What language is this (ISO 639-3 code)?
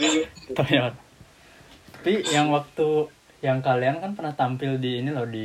ind